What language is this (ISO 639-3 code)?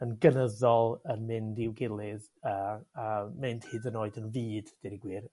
cym